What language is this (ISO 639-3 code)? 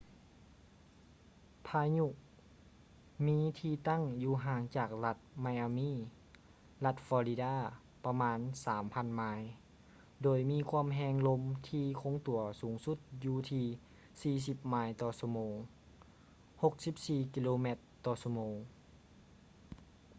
lao